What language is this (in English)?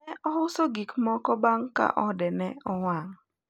Luo (Kenya and Tanzania)